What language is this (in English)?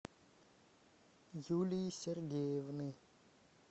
Russian